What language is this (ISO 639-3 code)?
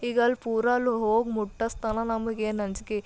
kan